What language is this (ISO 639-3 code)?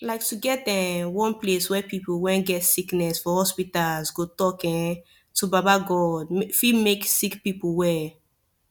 pcm